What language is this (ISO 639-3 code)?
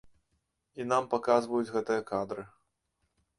bel